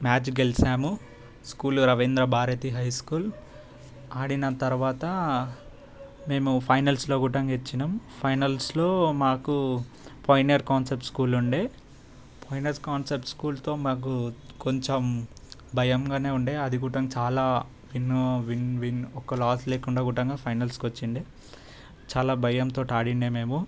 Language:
Telugu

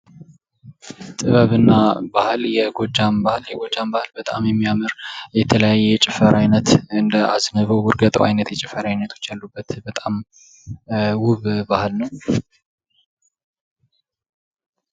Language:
Amharic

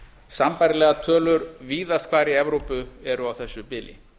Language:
Icelandic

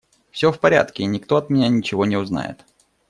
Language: Russian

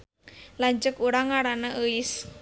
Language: Sundanese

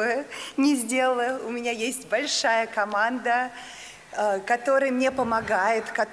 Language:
Russian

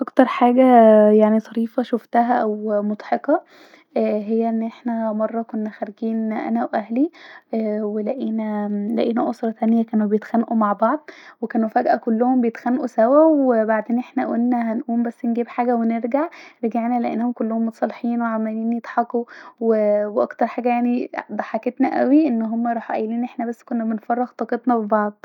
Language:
Egyptian Arabic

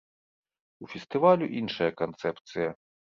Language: Belarusian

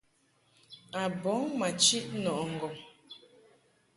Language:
Mungaka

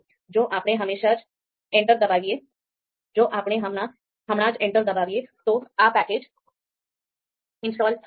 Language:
Gujarati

